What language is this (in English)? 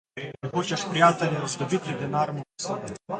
Slovenian